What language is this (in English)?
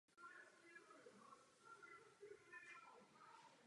Czech